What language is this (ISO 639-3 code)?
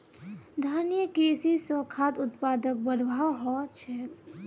mag